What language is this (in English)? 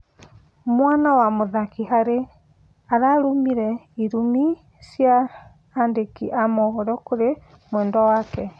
Kikuyu